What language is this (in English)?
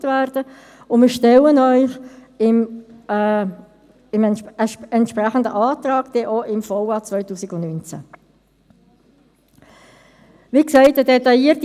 Swiss German